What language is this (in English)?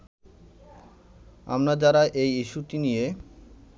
Bangla